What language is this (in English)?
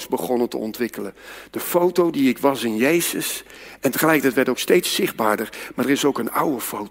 Dutch